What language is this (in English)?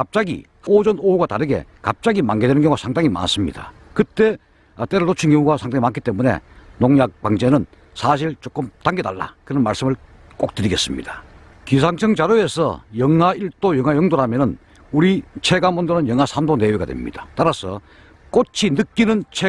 Korean